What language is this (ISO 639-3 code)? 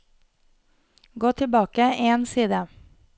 nor